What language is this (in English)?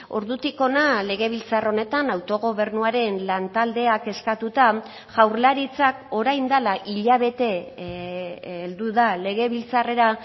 Basque